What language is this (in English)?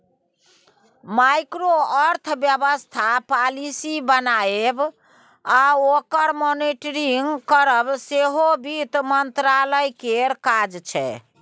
Maithili